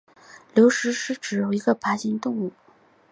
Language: Chinese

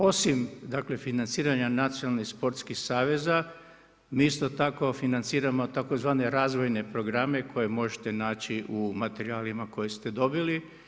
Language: Croatian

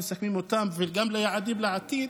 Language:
Hebrew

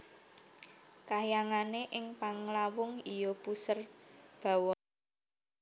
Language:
Javanese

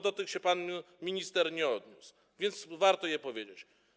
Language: Polish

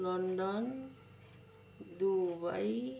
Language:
Nepali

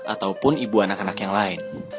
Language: Indonesian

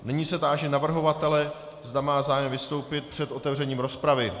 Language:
Czech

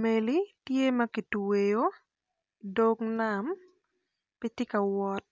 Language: Acoli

